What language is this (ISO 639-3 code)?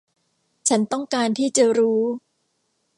tha